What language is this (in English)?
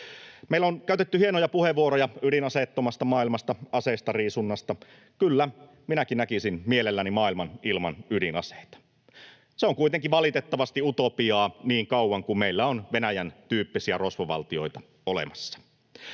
Finnish